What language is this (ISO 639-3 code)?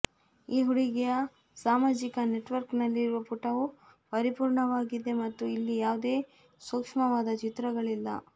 kan